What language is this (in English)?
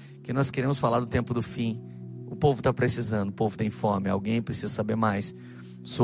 Portuguese